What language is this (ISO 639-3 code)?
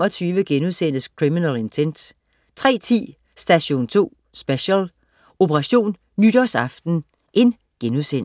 dan